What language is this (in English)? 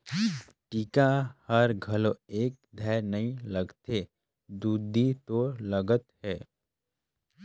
Chhattisgarhi